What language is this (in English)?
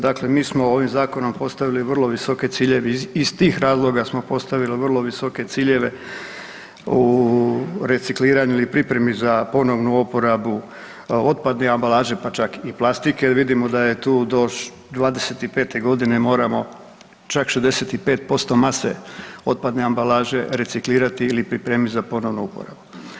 Croatian